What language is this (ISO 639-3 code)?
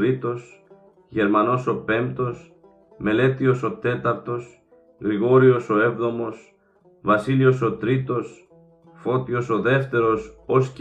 ell